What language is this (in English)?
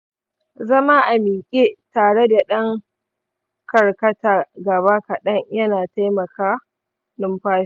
Hausa